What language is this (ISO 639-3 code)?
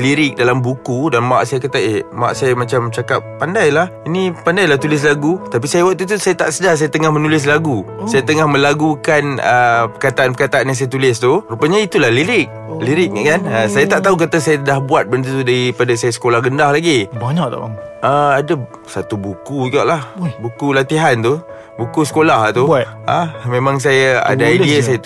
msa